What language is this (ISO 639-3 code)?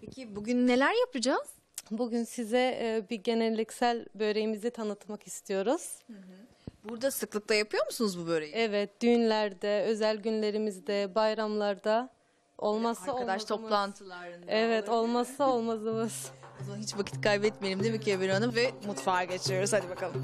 tur